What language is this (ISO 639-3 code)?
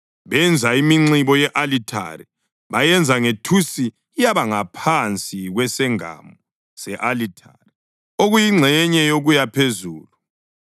nde